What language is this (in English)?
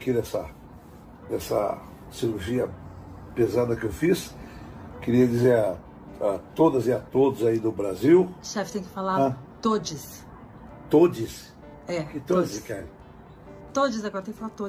Portuguese